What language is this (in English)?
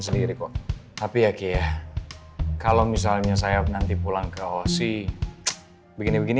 Indonesian